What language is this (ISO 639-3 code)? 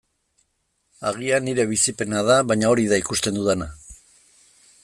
eus